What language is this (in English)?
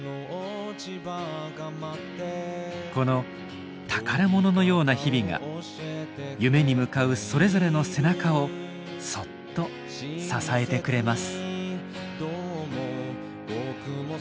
Japanese